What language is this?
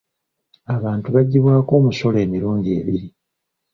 Ganda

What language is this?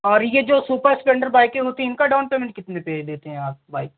Hindi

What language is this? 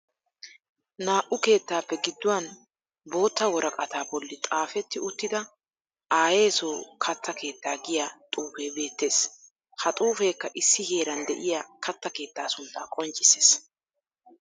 Wolaytta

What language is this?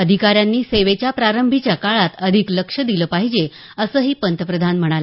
Marathi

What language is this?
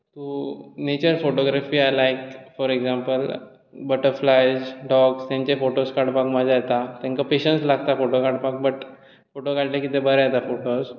Konkani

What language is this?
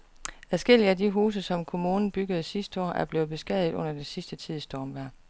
Danish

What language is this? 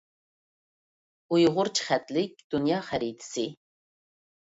Uyghur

